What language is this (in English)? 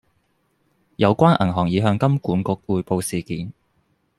Cantonese